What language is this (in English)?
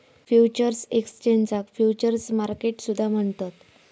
Marathi